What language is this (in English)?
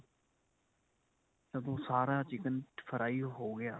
Punjabi